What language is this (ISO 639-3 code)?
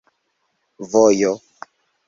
epo